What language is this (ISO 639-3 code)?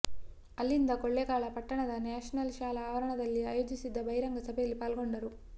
kan